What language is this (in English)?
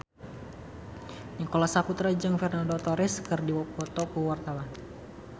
Sundanese